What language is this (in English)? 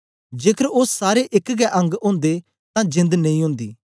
Dogri